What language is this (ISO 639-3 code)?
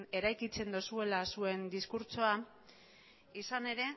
eus